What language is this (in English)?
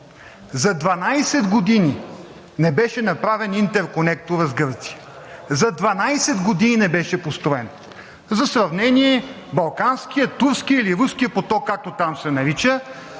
Bulgarian